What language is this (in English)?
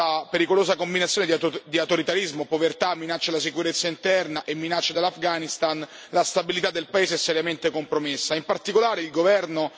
Italian